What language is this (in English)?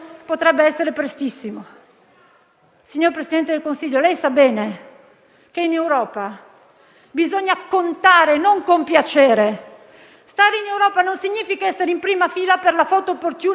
Italian